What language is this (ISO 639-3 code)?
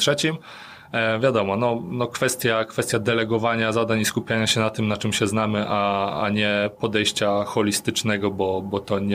pol